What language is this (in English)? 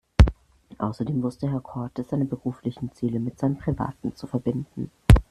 German